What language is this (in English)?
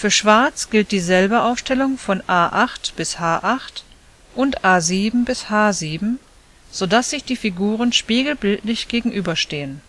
German